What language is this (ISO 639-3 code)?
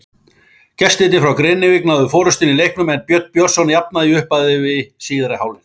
isl